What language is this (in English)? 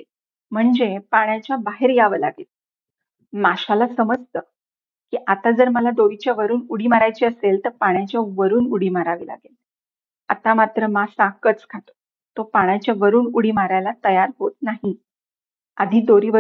Marathi